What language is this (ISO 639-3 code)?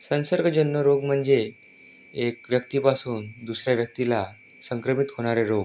mar